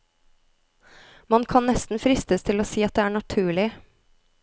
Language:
Norwegian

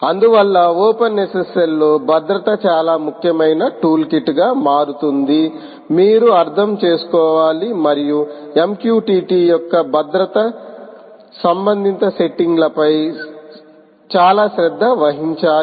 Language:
Telugu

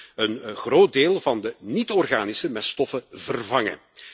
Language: Dutch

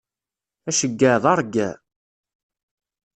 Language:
Kabyle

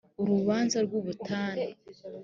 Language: Kinyarwanda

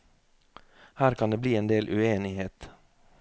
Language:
Norwegian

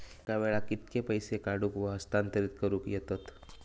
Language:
Marathi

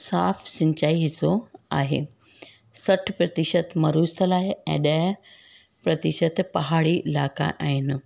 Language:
Sindhi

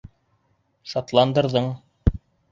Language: Bashkir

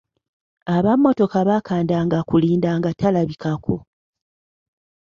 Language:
Ganda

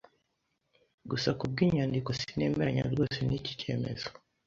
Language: Kinyarwanda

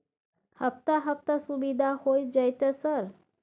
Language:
Maithili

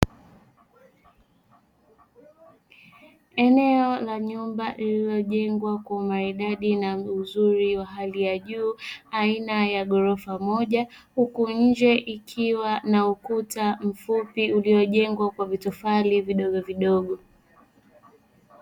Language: Swahili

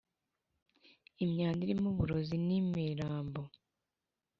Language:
Kinyarwanda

